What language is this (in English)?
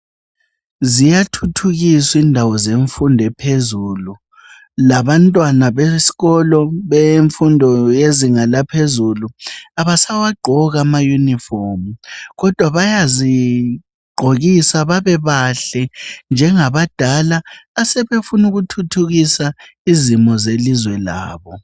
North Ndebele